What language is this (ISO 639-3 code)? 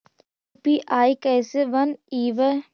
mag